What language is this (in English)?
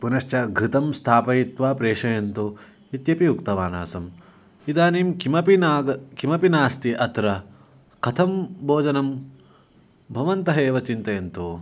Sanskrit